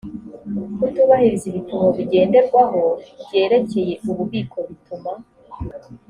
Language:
Kinyarwanda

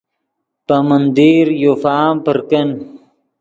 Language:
Yidgha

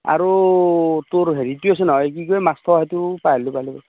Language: Assamese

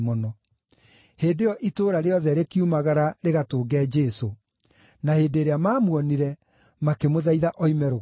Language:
Kikuyu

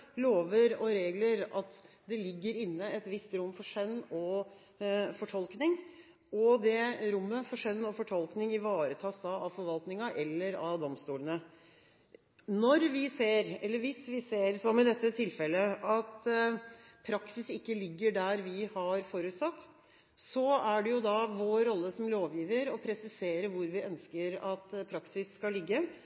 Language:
Norwegian Bokmål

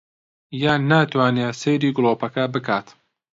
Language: Central Kurdish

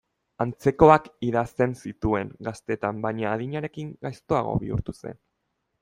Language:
Basque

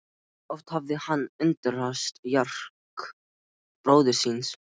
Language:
Icelandic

